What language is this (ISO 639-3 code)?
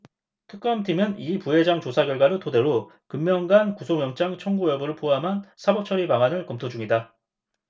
kor